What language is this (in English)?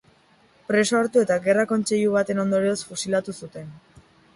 Basque